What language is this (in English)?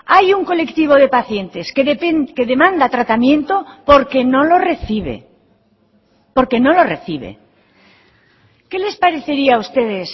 Spanish